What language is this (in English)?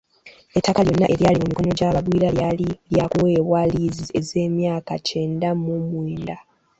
Ganda